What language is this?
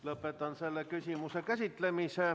Estonian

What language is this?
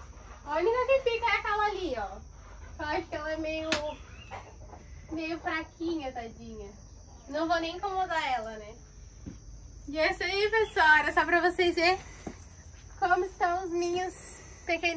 Portuguese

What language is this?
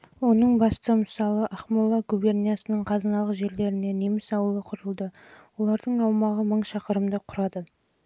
Kazakh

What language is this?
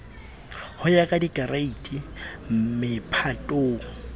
Southern Sotho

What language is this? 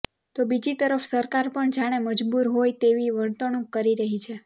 Gujarati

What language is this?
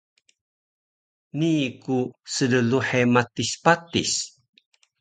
Taroko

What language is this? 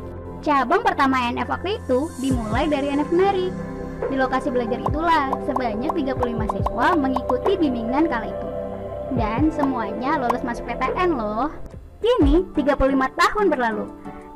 Indonesian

